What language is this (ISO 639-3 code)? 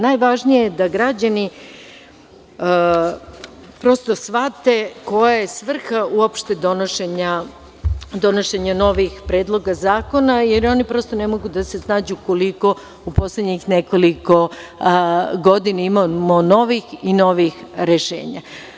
srp